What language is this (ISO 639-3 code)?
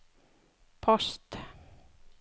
nor